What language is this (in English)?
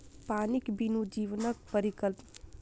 Maithili